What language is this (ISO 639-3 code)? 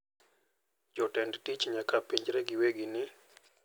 luo